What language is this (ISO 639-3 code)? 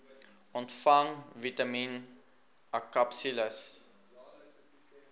afr